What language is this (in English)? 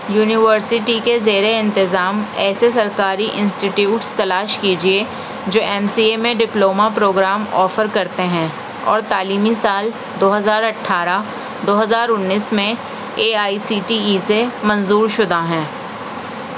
Urdu